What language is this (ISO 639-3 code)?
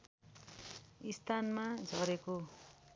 nep